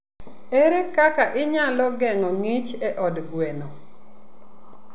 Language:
Luo (Kenya and Tanzania)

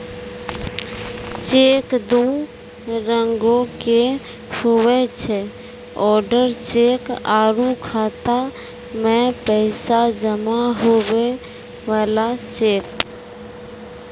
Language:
Maithili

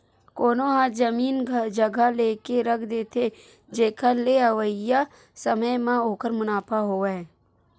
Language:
Chhattisgarhi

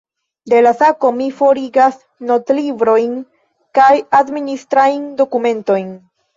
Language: Esperanto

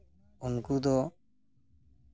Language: Santali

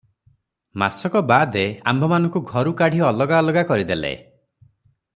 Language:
Odia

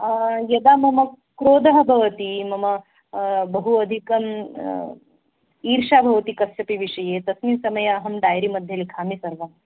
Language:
Sanskrit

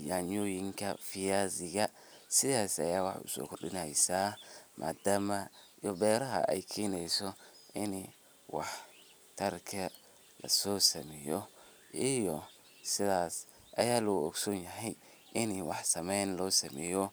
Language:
Somali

